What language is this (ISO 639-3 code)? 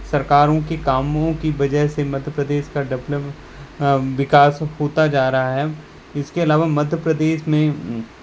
hin